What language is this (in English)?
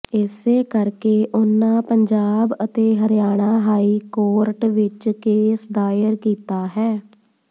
Punjabi